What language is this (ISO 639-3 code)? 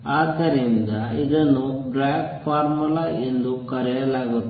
kan